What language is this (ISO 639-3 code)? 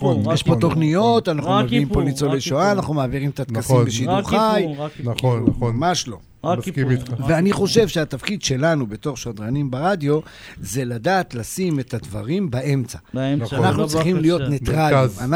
heb